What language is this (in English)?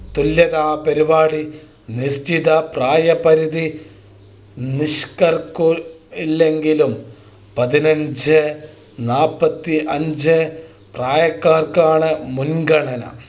Malayalam